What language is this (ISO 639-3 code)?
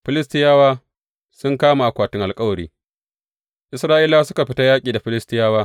hau